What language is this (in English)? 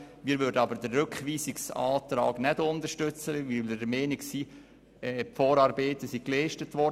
Swiss German